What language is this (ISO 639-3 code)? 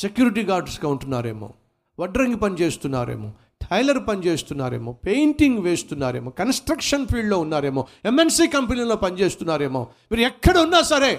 tel